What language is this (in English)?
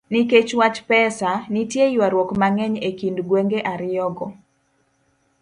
Luo (Kenya and Tanzania)